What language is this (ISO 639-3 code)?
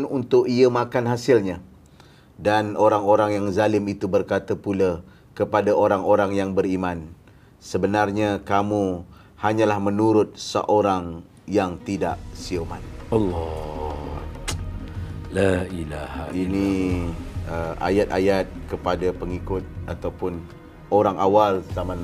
msa